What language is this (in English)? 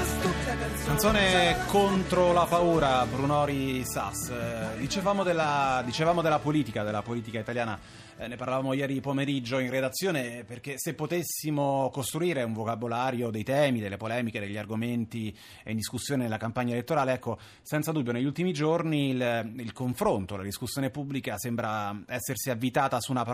Italian